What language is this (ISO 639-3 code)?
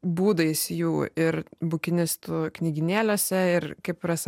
lit